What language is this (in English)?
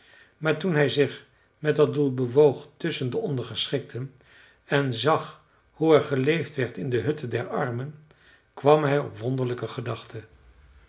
Dutch